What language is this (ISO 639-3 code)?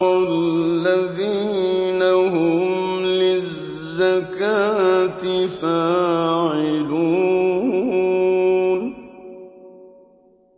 ara